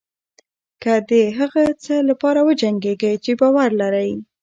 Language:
Pashto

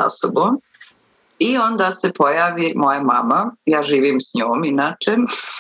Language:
Croatian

